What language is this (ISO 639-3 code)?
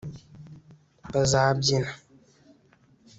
kin